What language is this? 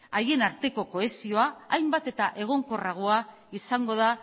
Basque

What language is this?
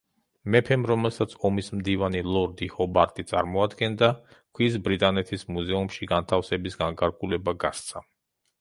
Georgian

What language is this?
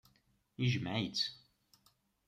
Kabyle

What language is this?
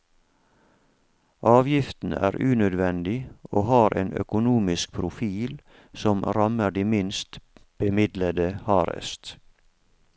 Norwegian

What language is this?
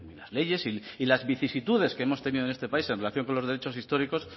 Spanish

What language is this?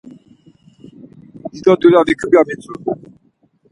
Laz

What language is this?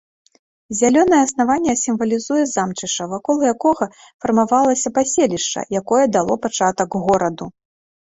Belarusian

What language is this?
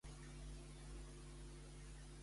Catalan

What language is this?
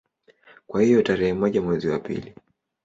Swahili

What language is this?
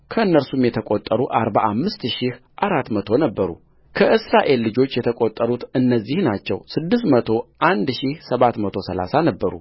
Amharic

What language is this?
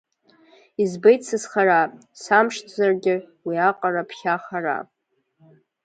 Abkhazian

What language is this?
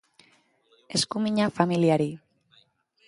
Basque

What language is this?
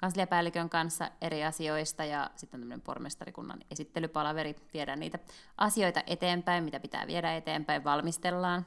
Finnish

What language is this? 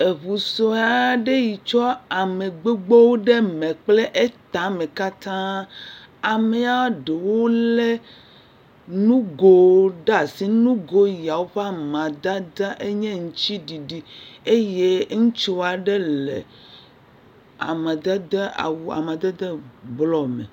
Ewe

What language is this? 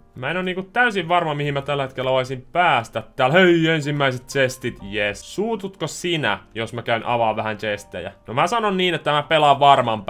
Finnish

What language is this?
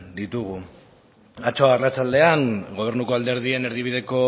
Basque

